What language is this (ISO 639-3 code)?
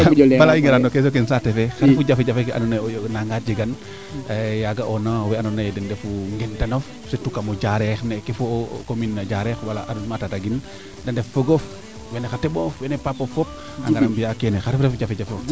srr